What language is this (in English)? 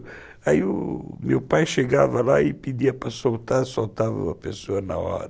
Portuguese